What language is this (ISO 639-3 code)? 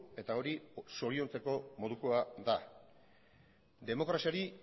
eus